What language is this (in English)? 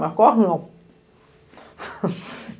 Portuguese